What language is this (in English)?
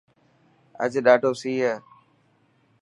Dhatki